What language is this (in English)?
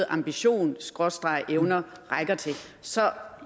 Danish